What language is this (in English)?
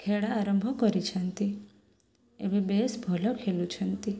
Odia